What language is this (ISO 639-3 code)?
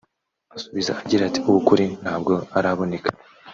kin